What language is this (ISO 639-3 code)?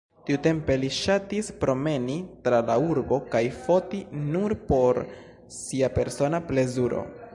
epo